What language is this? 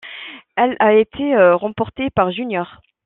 French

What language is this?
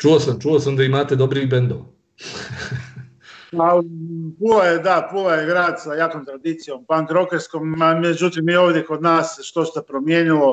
Croatian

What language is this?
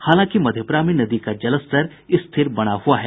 Hindi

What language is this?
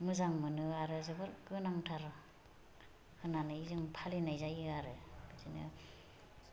Bodo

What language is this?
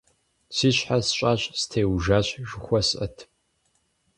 Kabardian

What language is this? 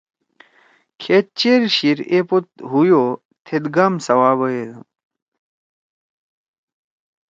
Torwali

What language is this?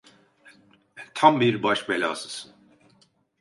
Turkish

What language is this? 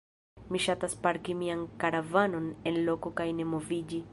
Esperanto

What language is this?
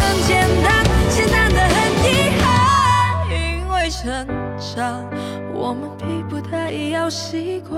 Chinese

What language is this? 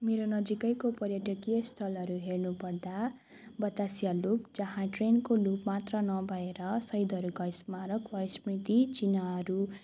Nepali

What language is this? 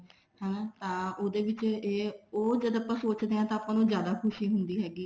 Punjabi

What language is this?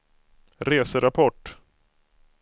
Swedish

